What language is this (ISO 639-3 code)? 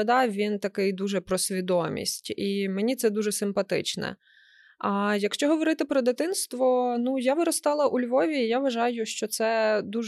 ukr